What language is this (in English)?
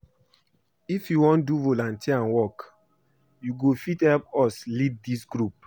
Nigerian Pidgin